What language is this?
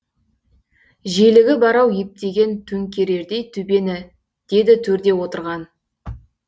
Kazakh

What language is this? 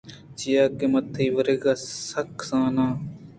Eastern Balochi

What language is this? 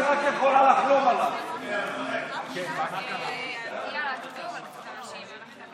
Hebrew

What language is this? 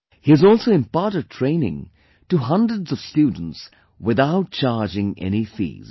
English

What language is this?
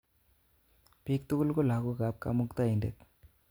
Kalenjin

